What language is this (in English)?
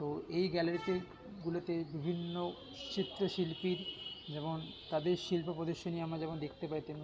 Bangla